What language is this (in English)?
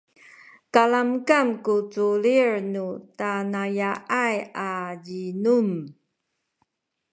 Sakizaya